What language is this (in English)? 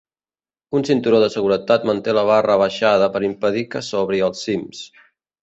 Catalan